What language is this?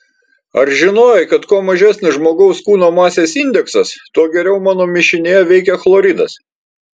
Lithuanian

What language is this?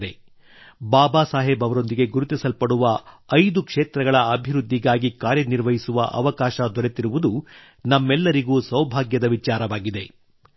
Kannada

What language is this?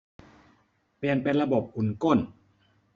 Thai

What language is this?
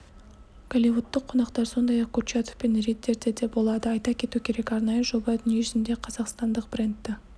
Kazakh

